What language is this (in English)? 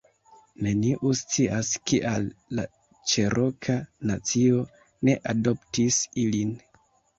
Esperanto